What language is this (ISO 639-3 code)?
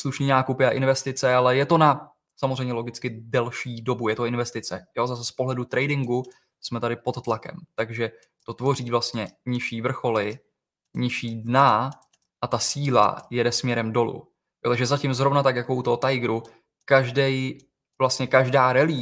ces